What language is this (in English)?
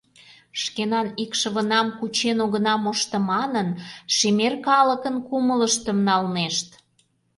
Mari